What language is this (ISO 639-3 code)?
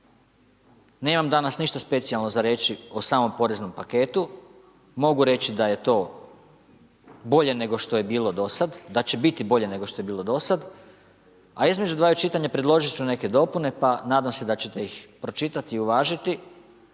hrv